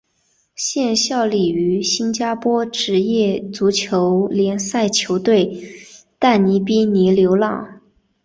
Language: Chinese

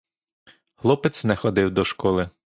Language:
Ukrainian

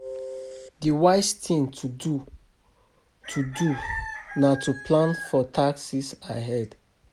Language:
Nigerian Pidgin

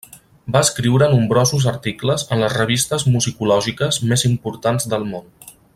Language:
Catalan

